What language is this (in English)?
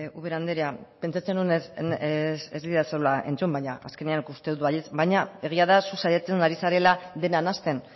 Basque